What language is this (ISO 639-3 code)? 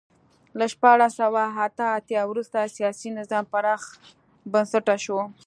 pus